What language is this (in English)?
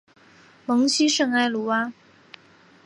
Chinese